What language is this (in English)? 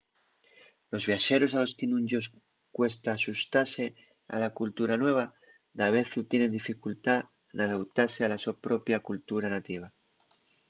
Asturian